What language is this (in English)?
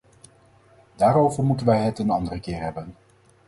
Dutch